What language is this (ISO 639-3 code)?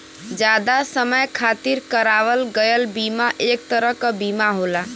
bho